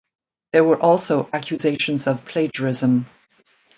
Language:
English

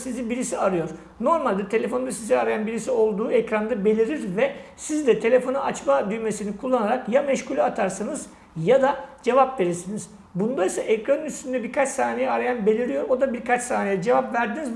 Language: Turkish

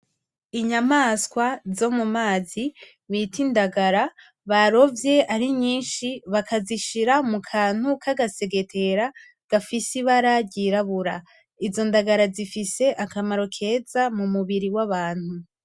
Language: Rundi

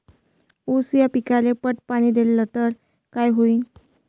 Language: Marathi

